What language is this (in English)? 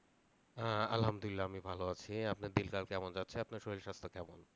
Bangla